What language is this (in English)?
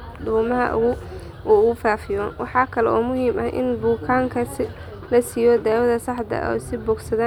Somali